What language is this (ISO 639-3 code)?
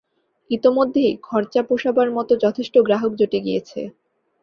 ben